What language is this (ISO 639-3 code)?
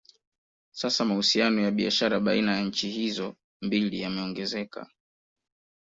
swa